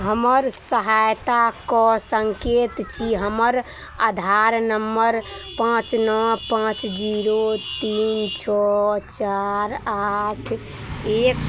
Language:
Maithili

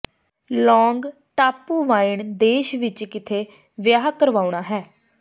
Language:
Punjabi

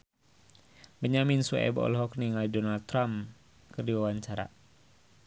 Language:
Sundanese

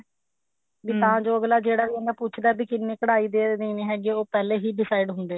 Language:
Punjabi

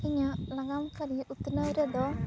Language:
Santali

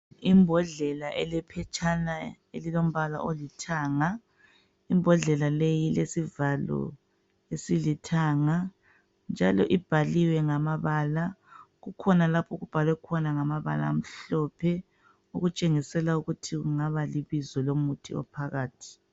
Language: North Ndebele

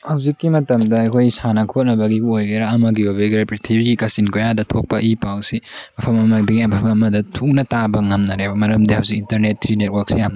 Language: Manipuri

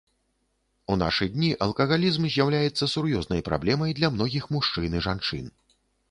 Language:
Belarusian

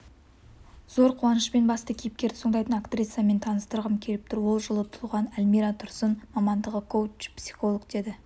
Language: Kazakh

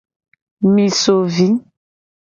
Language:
Gen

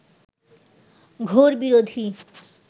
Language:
Bangla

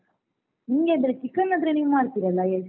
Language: Kannada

